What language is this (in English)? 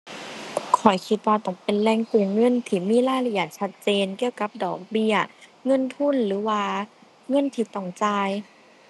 Thai